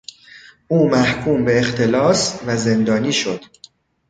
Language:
Persian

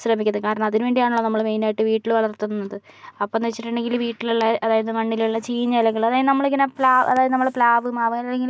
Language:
Malayalam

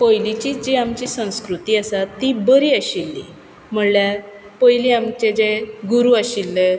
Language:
Konkani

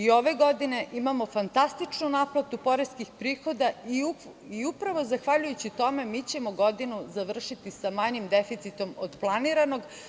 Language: Serbian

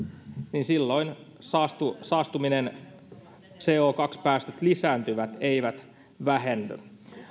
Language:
Finnish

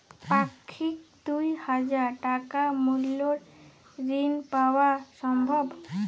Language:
Bangla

